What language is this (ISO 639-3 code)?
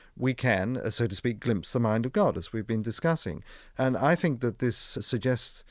eng